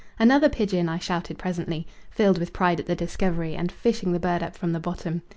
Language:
English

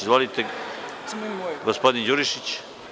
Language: Serbian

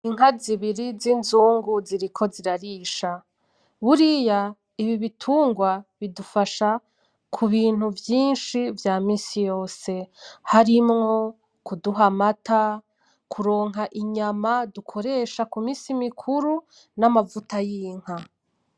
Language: Rundi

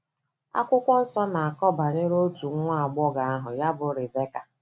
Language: Igbo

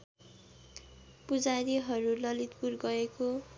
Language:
Nepali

